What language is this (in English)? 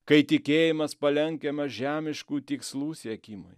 Lithuanian